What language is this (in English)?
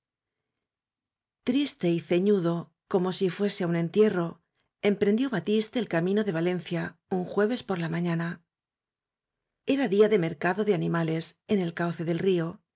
Spanish